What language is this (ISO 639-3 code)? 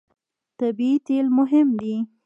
pus